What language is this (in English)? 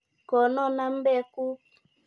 Kalenjin